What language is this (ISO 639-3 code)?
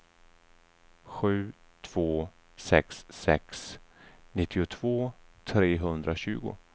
swe